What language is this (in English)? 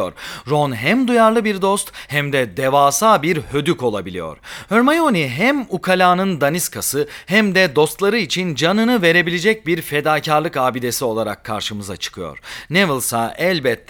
Turkish